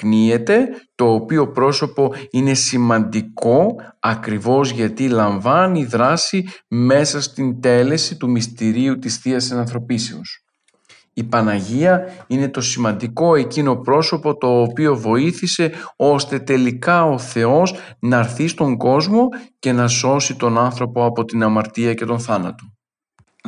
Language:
Greek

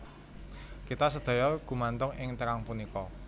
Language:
Javanese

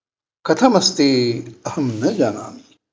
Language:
Sanskrit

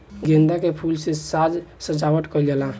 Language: Bhojpuri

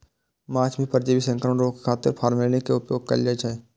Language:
Maithili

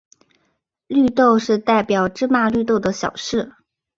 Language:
Chinese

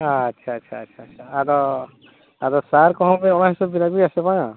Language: Santali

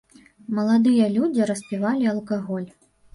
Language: Belarusian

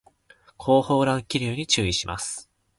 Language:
Japanese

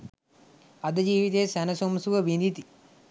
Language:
Sinhala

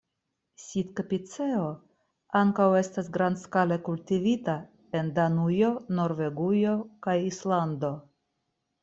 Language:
Esperanto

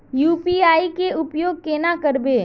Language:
Magahi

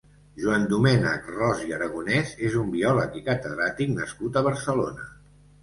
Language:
Catalan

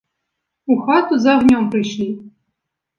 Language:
Belarusian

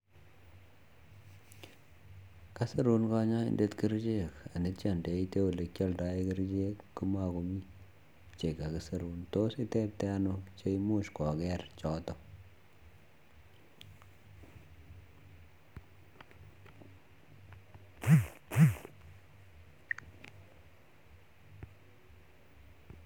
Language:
Kalenjin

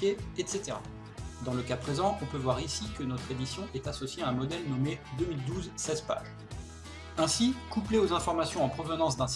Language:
French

